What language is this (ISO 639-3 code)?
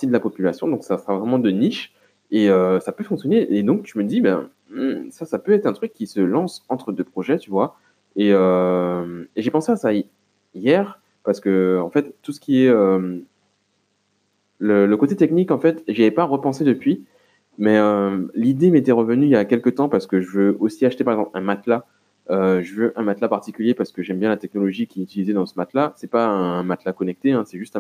fra